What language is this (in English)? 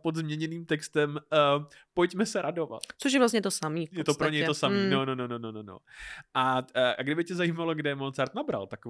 Czech